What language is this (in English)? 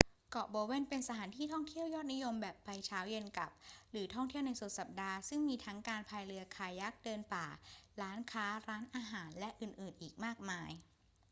Thai